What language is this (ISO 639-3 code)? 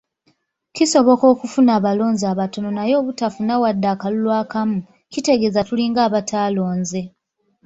lug